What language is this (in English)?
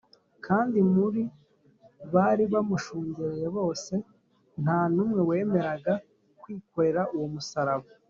Kinyarwanda